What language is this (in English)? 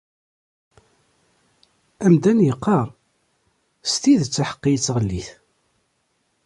Kabyle